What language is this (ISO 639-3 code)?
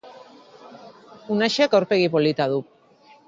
eus